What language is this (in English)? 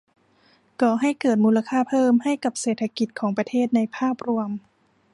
Thai